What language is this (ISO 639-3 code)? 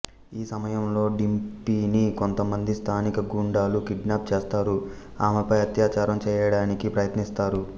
tel